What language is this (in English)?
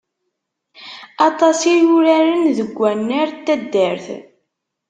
Kabyle